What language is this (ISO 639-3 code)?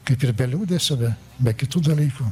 lit